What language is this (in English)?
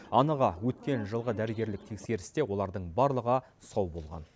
Kazakh